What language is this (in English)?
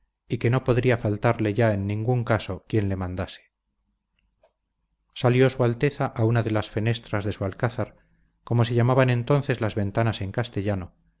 Spanish